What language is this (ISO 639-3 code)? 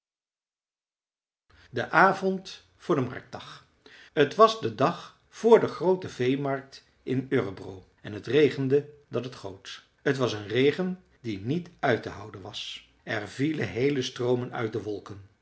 nld